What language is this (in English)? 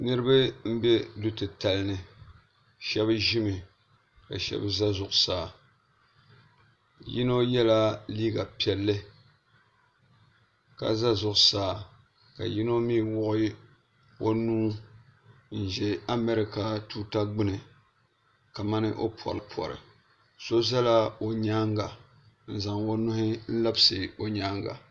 Dagbani